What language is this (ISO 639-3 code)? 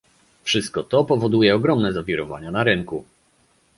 pol